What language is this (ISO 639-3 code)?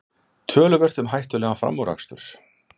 isl